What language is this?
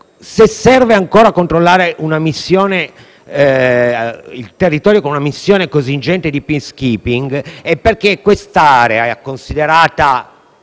Italian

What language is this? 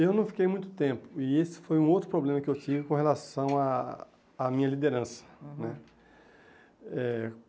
Portuguese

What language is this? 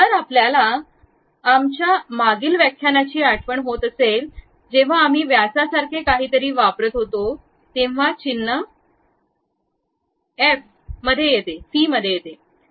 Marathi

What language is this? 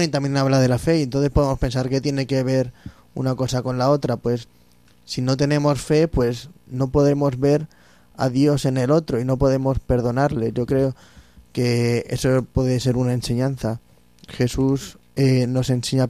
Spanish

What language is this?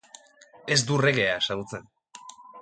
Basque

